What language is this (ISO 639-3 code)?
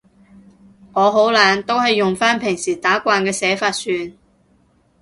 yue